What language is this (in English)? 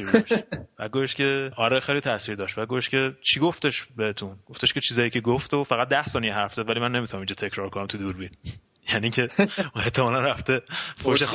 Persian